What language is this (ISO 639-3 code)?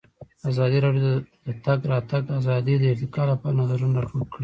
pus